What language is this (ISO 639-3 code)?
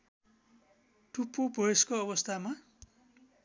nep